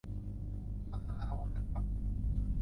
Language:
Thai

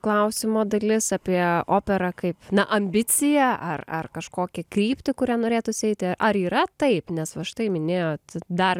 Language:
Lithuanian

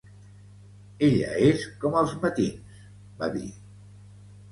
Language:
Catalan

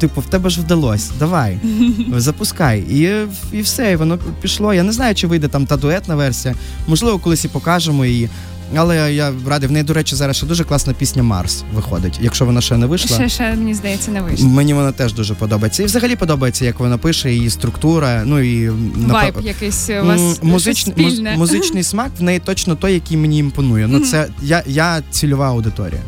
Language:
Ukrainian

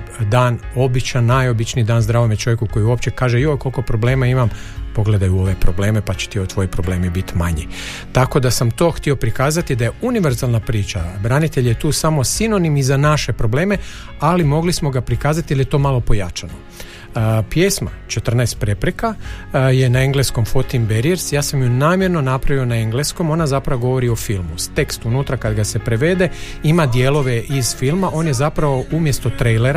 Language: Croatian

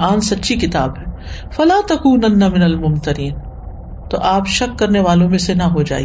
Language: Urdu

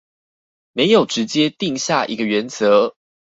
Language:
Chinese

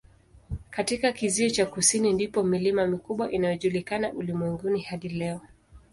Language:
Swahili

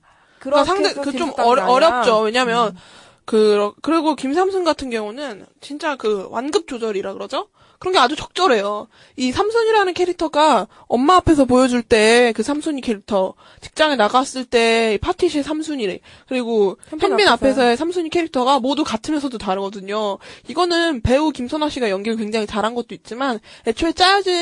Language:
Korean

